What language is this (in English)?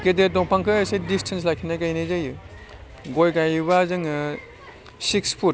Bodo